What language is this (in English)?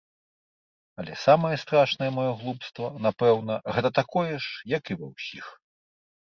Belarusian